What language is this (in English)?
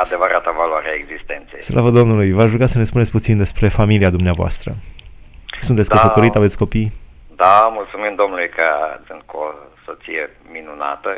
Romanian